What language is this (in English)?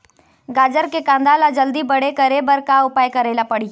Chhattisgarhi